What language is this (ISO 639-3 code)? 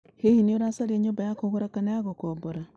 kik